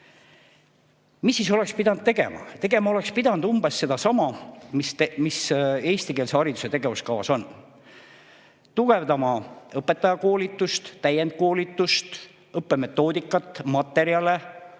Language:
Estonian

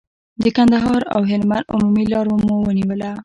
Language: Pashto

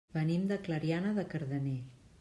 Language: Catalan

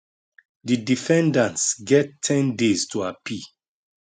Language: Nigerian Pidgin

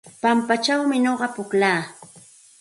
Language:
Santa Ana de Tusi Pasco Quechua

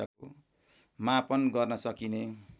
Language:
Nepali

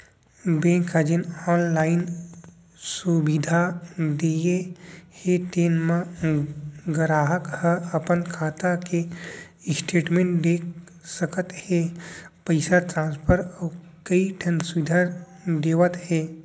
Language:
Chhattisgarhi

